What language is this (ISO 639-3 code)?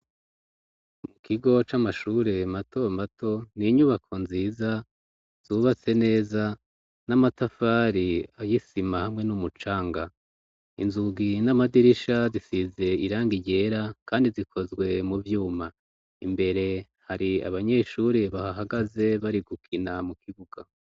run